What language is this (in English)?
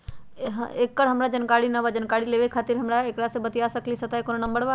Magahi